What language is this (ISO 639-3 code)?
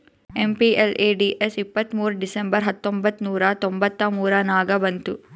kan